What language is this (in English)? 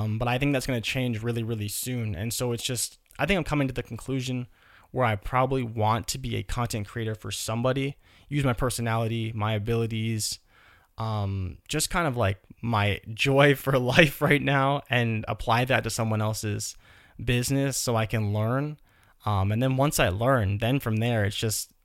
English